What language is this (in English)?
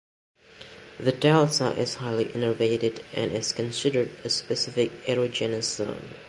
English